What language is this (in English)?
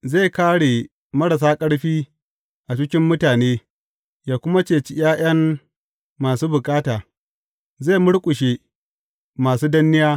Hausa